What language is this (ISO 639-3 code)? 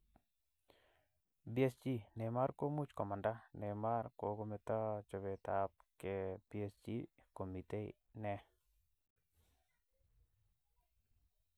kln